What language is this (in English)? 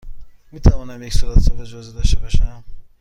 Persian